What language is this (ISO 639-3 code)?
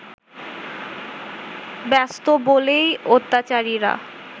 ben